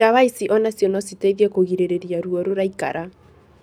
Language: Kikuyu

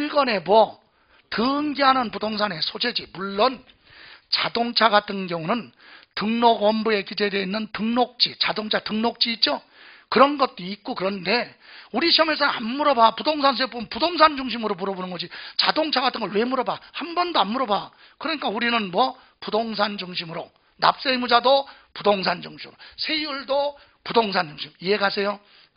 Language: Korean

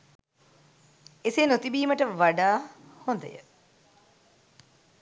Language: Sinhala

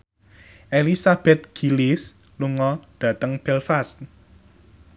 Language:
Javanese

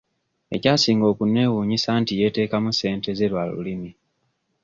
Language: Ganda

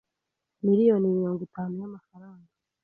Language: Kinyarwanda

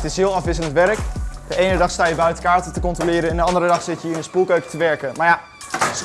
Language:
Dutch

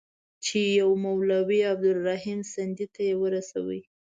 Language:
Pashto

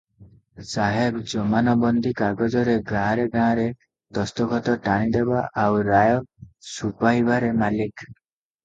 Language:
Odia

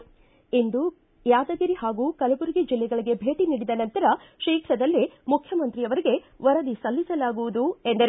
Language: Kannada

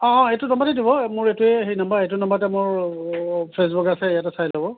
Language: Assamese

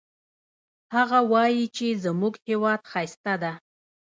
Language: Pashto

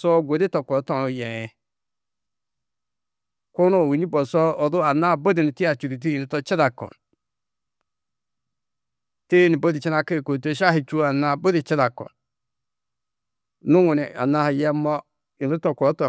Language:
Tedaga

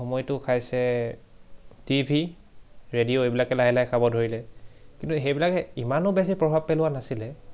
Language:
Assamese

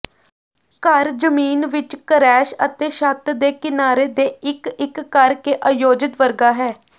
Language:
Punjabi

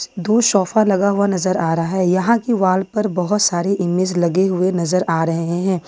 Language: Hindi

